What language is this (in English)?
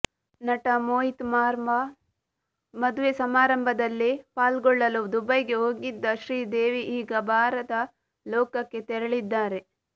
Kannada